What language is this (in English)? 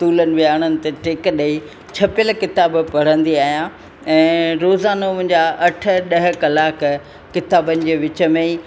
Sindhi